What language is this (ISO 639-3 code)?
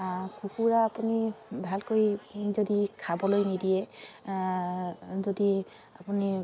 asm